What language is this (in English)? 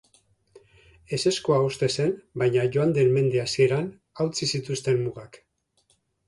Basque